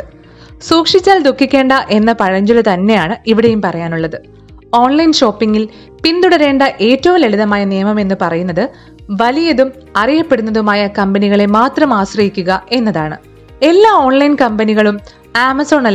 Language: Malayalam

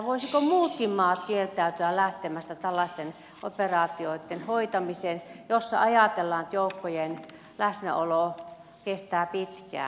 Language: Finnish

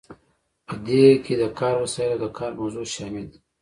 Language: Pashto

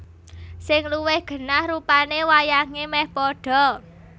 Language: Javanese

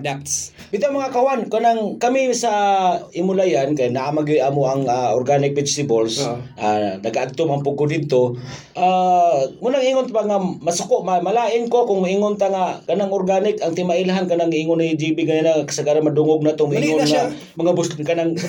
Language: Filipino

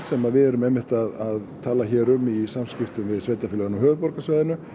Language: Icelandic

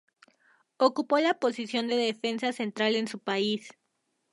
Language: Spanish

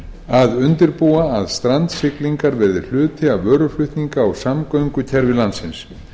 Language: Icelandic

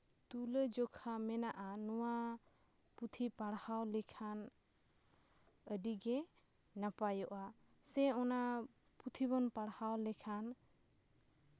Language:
Santali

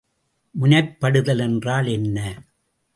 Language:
Tamil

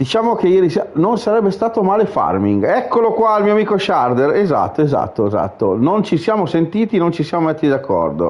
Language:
Italian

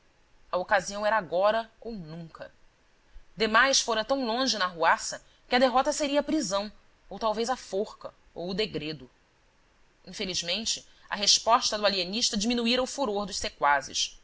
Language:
Portuguese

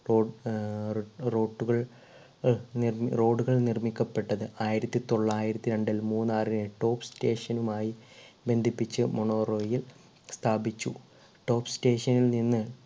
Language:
Malayalam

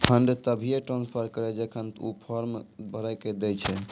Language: Maithili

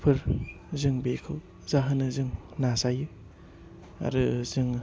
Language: Bodo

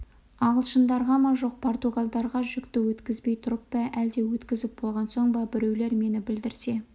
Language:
Kazakh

